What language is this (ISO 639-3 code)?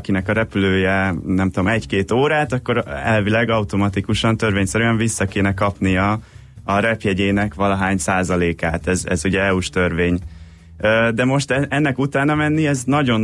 hun